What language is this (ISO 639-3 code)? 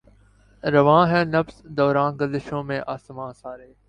urd